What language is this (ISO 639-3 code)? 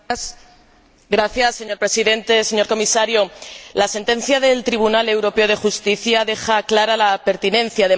spa